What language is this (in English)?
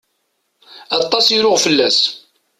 Kabyle